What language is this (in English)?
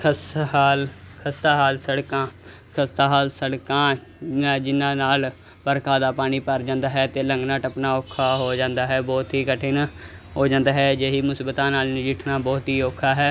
Punjabi